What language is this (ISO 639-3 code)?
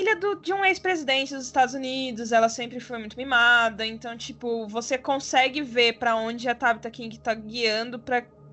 por